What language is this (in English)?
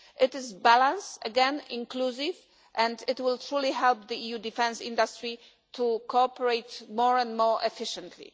English